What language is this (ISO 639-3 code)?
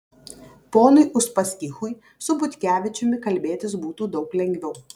lit